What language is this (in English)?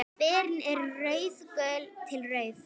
Icelandic